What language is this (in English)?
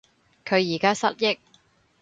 Cantonese